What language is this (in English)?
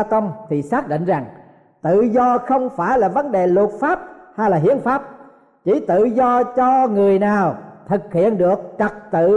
Vietnamese